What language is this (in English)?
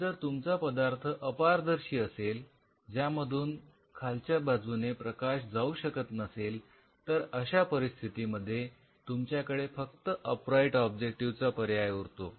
Marathi